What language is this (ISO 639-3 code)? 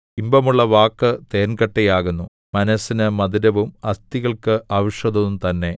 mal